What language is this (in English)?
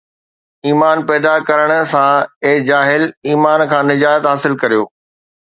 Sindhi